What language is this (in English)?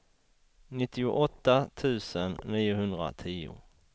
Swedish